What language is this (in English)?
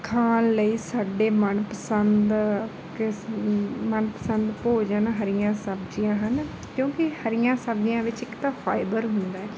Punjabi